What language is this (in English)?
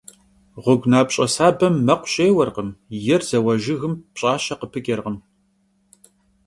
Kabardian